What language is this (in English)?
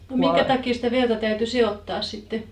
Finnish